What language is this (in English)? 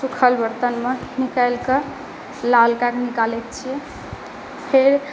Maithili